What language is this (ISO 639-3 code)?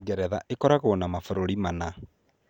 kik